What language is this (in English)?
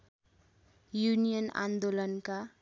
Nepali